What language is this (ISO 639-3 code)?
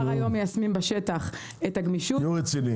heb